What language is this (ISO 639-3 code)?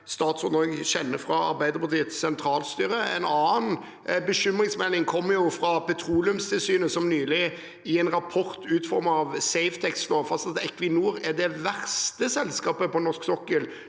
nor